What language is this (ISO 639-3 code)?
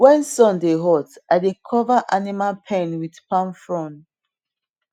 pcm